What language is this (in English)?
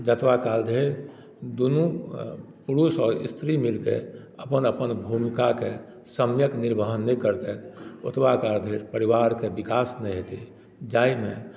Maithili